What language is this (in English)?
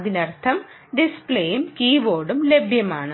Malayalam